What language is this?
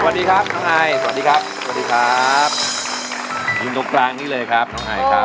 Thai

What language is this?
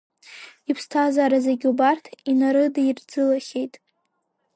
Abkhazian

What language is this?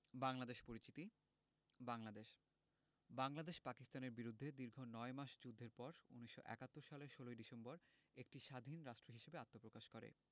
Bangla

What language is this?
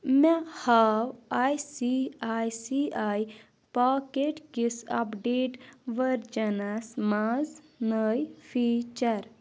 Kashmiri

